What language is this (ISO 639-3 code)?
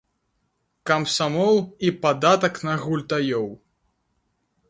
bel